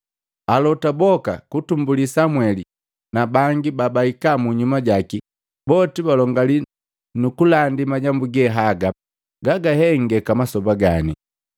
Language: Matengo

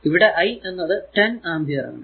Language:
Malayalam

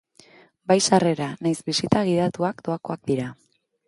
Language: Basque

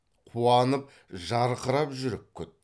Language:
Kazakh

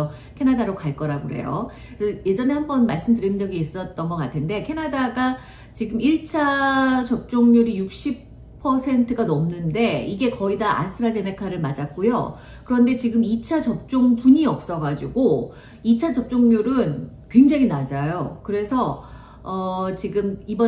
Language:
Korean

